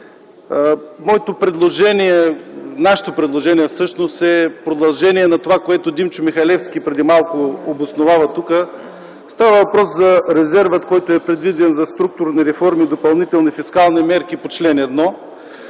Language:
Bulgarian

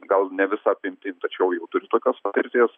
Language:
Lithuanian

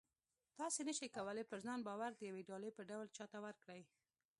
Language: Pashto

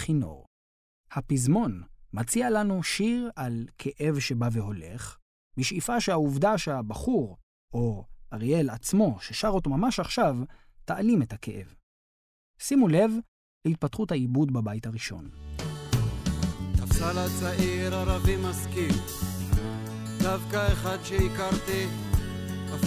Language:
Hebrew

